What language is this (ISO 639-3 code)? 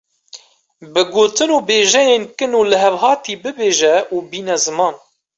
kur